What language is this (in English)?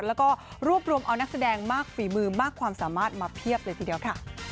Thai